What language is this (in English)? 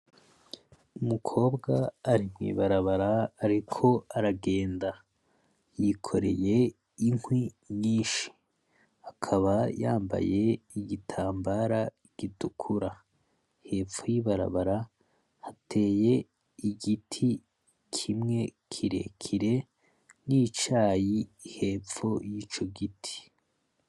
Rundi